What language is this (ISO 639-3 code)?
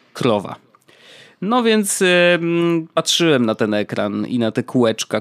pol